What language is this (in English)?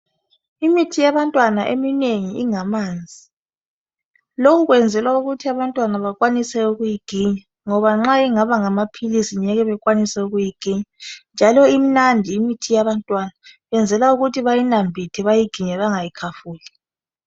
North Ndebele